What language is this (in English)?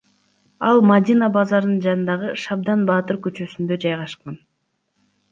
Kyrgyz